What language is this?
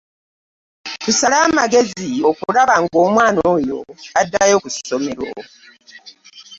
Ganda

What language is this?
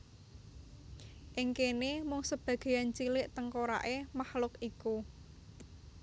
Javanese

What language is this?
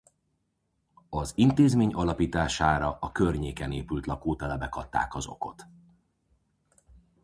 Hungarian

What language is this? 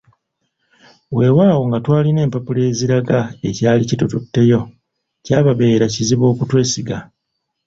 Ganda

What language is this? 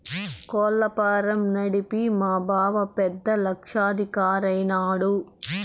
Telugu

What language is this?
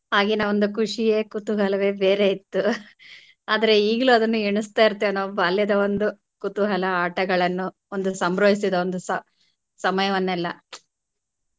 Kannada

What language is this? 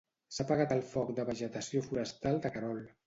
Catalan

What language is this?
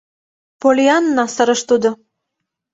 Mari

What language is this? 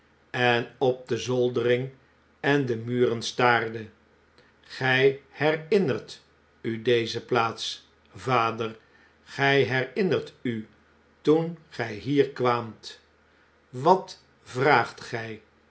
Dutch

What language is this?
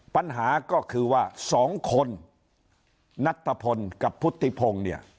Thai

